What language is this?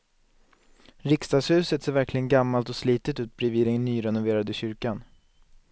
Swedish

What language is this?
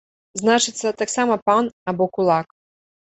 Belarusian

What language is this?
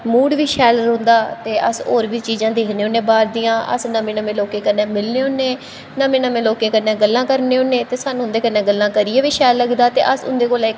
Dogri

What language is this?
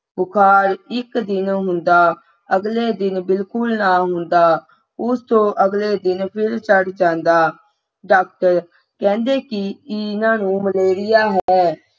Punjabi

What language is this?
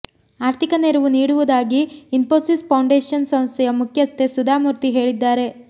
Kannada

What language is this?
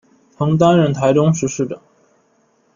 Chinese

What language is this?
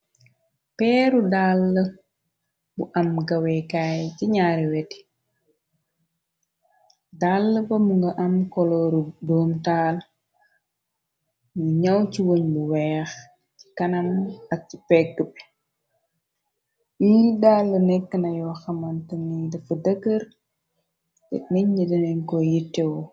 Wolof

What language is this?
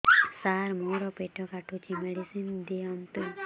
Odia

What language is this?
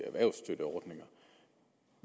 Danish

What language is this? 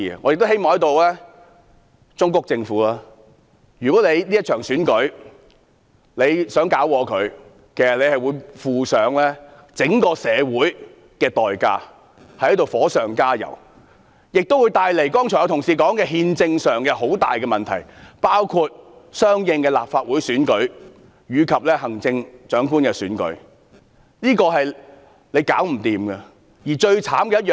Cantonese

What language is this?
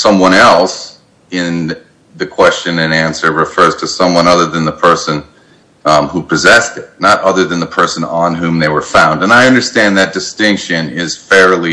English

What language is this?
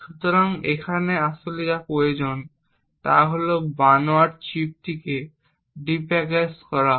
Bangla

